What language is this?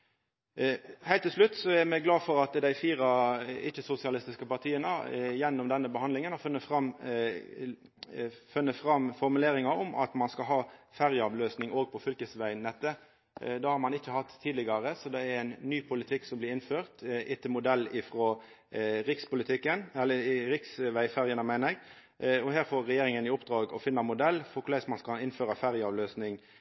Norwegian Nynorsk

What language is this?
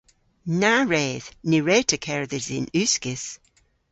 Cornish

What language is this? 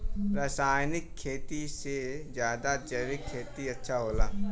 Bhojpuri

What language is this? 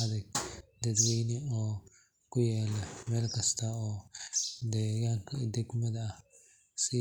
Somali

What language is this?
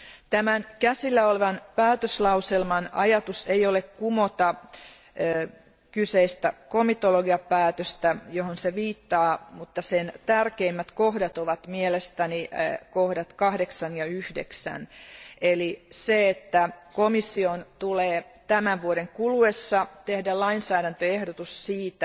Finnish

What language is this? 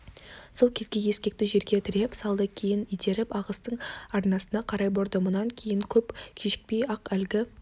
Kazakh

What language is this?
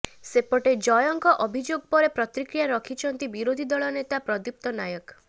Odia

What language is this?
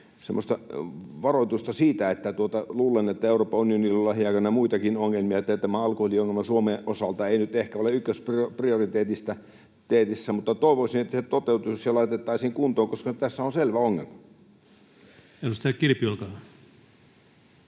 Finnish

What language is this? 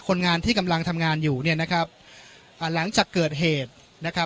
Thai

